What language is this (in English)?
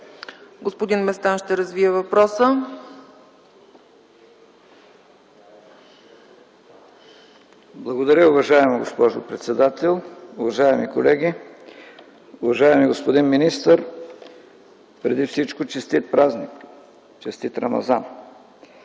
Bulgarian